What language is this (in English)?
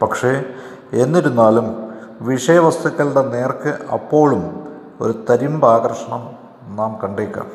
Malayalam